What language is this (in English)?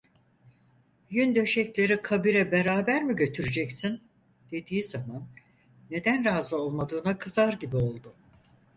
Turkish